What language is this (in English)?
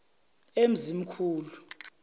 Zulu